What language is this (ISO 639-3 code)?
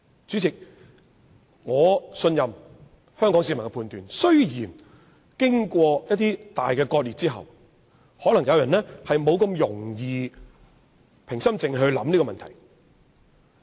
yue